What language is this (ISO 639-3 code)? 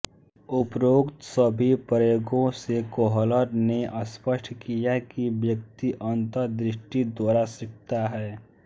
hin